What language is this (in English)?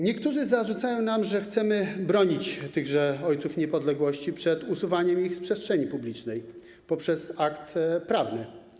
Polish